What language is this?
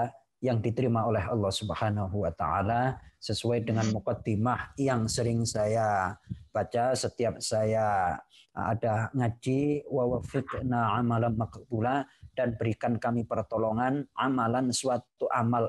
Indonesian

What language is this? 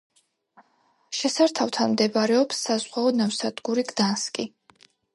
Georgian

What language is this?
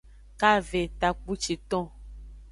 Aja (Benin)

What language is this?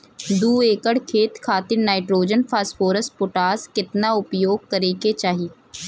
Bhojpuri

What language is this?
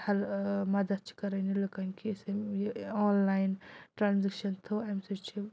Kashmiri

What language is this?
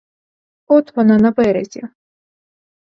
Ukrainian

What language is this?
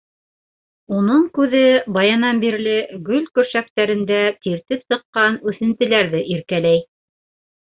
Bashkir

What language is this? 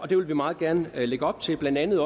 Danish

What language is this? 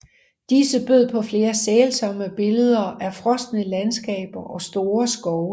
Danish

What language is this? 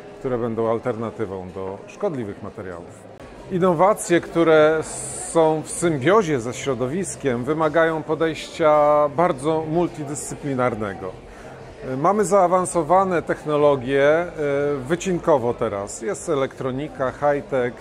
Polish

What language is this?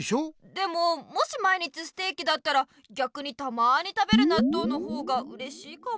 Japanese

